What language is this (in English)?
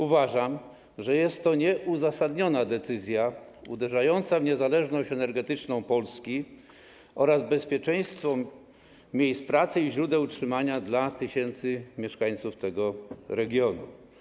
Polish